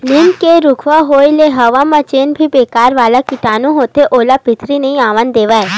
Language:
Chhattisgarhi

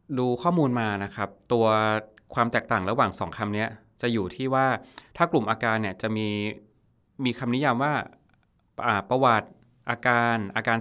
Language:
Thai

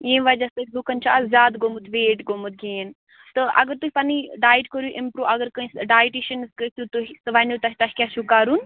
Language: Kashmiri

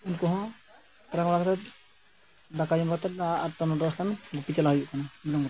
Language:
Santali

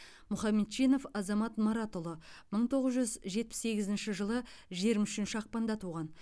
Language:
Kazakh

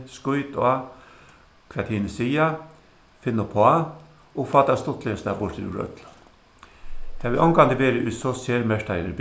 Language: Faroese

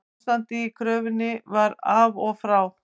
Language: Icelandic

